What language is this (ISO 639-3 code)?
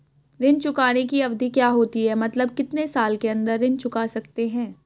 hin